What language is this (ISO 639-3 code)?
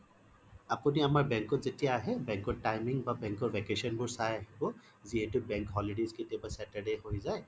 asm